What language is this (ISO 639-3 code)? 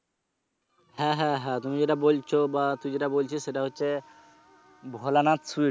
ben